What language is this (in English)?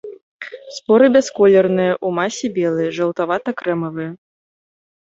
Belarusian